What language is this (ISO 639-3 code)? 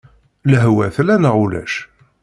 kab